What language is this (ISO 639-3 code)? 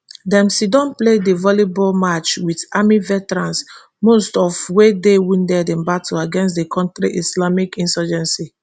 pcm